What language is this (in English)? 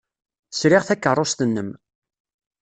Kabyle